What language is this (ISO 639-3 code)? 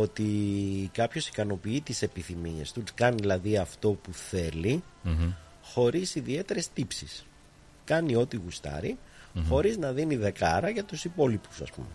ell